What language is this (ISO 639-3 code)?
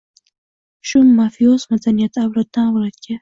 uzb